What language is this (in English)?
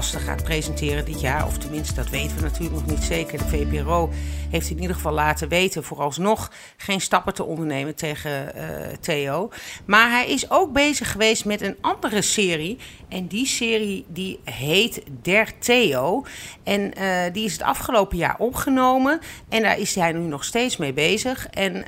Dutch